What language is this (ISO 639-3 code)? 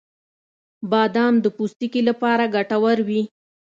pus